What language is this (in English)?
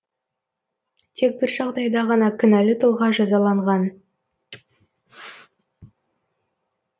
Kazakh